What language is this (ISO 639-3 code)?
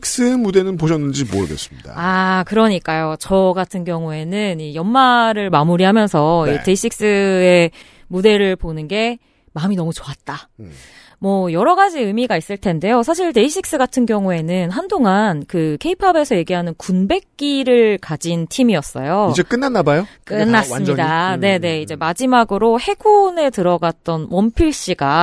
kor